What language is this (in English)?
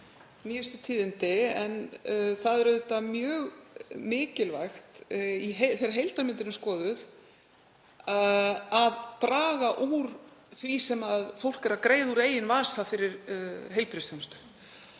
Icelandic